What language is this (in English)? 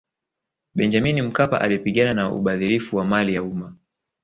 Swahili